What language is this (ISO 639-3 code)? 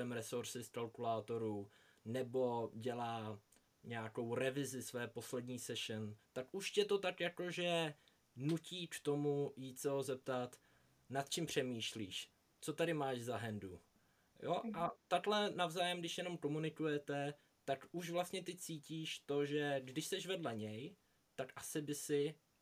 ces